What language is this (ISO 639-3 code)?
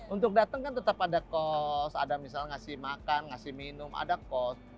ind